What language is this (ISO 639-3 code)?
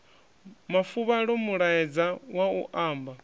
ven